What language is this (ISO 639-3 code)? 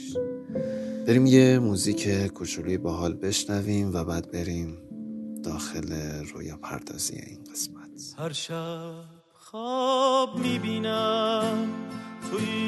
fas